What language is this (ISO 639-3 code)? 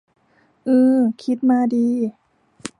tha